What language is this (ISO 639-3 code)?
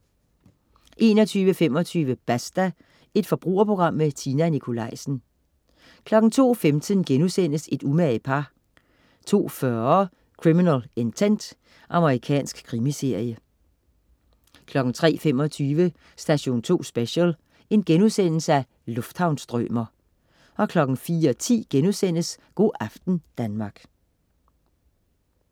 dan